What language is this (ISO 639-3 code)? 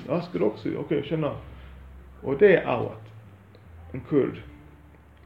swe